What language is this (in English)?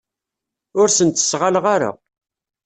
Kabyle